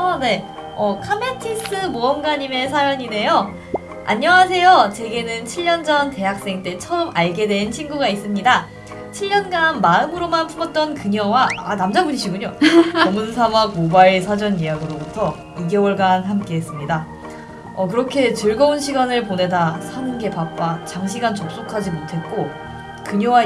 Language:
Korean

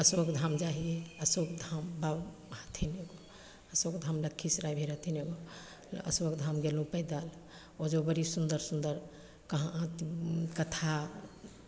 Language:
Maithili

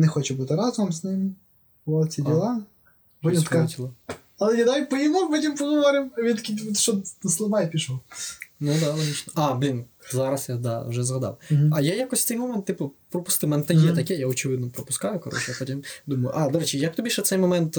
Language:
Ukrainian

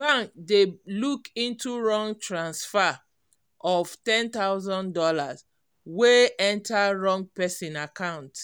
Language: Nigerian Pidgin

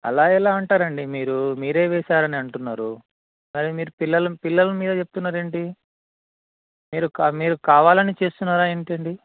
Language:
Telugu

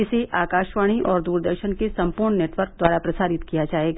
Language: Hindi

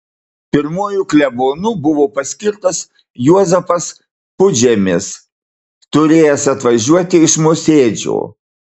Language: Lithuanian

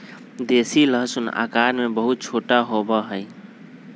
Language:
Magahi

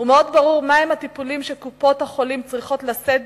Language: Hebrew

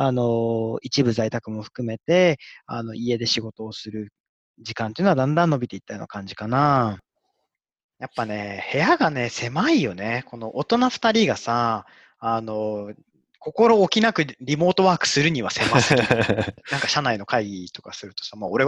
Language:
Japanese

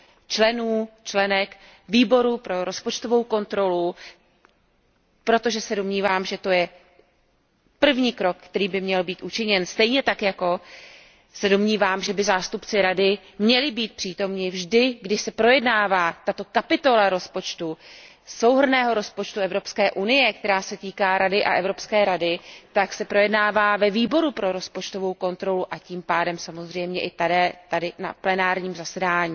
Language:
Czech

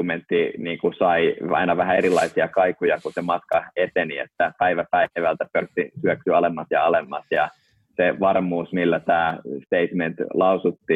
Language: Finnish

